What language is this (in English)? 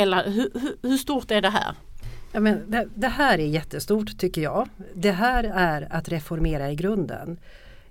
Swedish